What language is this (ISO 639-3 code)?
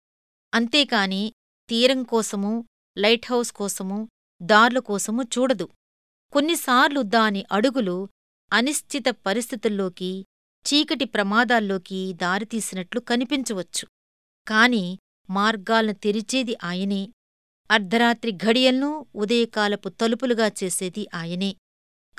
tel